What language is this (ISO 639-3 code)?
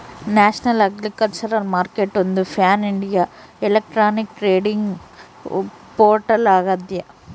kan